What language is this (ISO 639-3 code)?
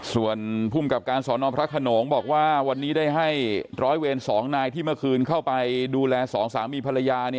tha